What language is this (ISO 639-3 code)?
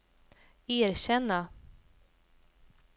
swe